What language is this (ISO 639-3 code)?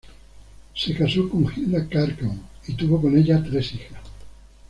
spa